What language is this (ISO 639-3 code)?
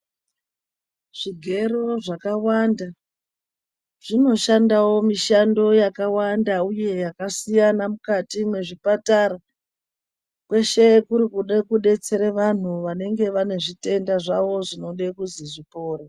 ndc